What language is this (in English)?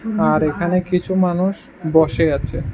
Bangla